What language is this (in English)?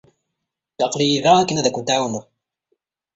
Kabyle